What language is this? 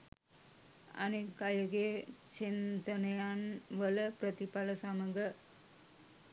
Sinhala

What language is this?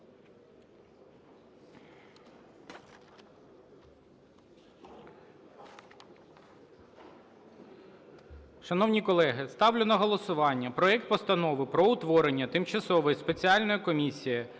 Ukrainian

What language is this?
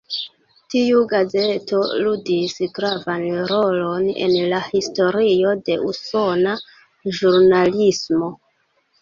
Esperanto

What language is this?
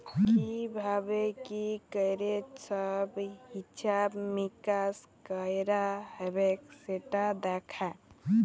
Bangla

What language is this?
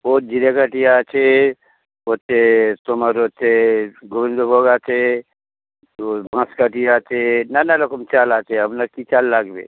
Bangla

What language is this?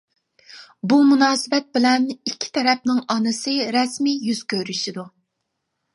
Uyghur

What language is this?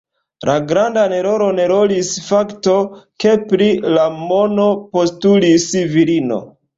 Esperanto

